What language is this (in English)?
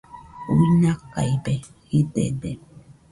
Nüpode Huitoto